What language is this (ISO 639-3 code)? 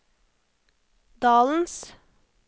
nor